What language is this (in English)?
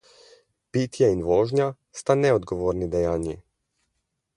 Slovenian